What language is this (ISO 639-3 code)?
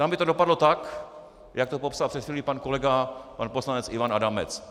ces